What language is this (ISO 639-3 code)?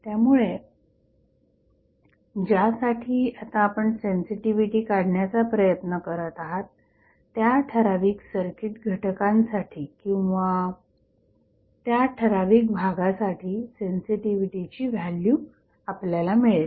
mar